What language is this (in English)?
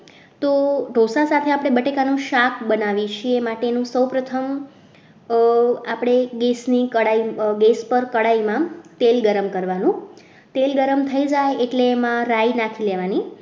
Gujarati